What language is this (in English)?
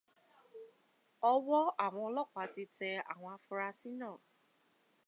Yoruba